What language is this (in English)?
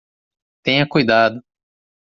Portuguese